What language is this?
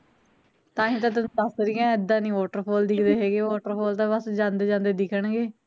Punjabi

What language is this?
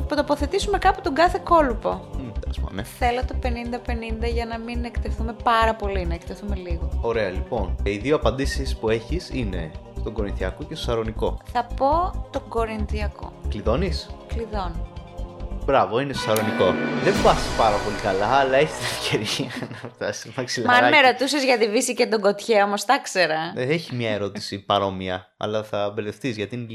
Greek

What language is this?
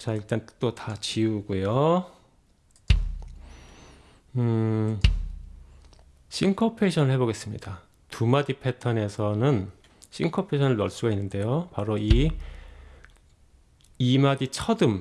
Korean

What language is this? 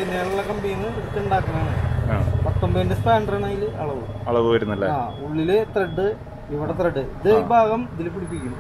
English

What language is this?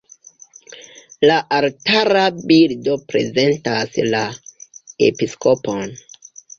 Esperanto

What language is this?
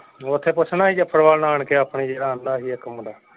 Punjabi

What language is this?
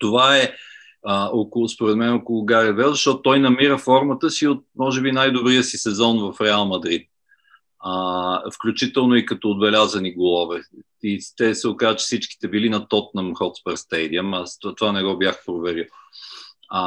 Bulgarian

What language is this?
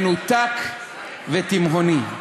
Hebrew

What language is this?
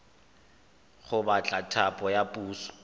Tswana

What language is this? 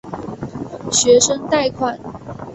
Chinese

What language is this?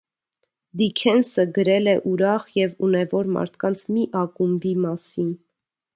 Armenian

